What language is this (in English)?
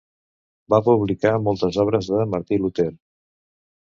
Catalan